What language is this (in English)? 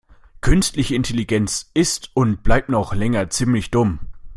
German